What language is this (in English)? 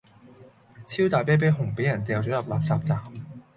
Cantonese